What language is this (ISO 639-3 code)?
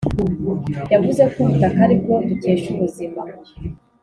kin